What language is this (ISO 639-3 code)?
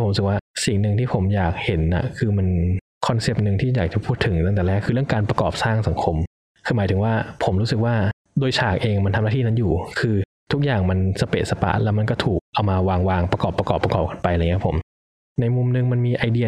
tha